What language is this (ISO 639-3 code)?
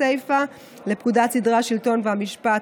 heb